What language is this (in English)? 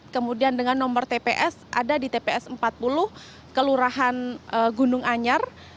Indonesian